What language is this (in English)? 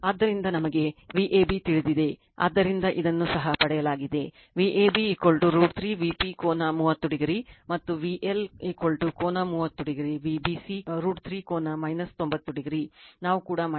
Kannada